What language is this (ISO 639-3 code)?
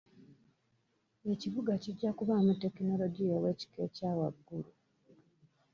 lug